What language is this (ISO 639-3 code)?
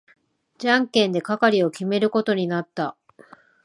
jpn